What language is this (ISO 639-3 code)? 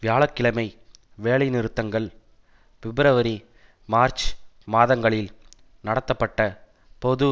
tam